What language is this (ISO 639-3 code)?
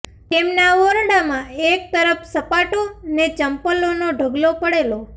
guj